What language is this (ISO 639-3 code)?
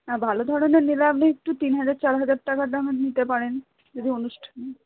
ben